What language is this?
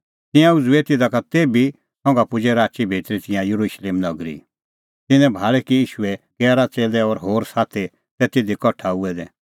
Kullu Pahari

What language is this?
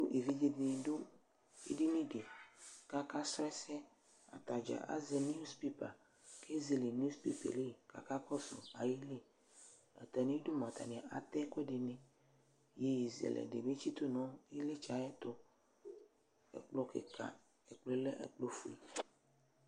Ikposo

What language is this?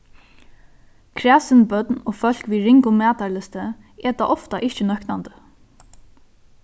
Faroese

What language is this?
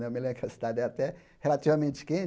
Portuguese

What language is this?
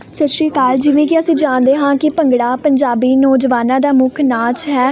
Punjabi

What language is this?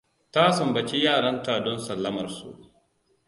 Hausa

